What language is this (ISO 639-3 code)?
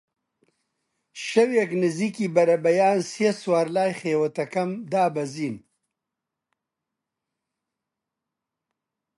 ckb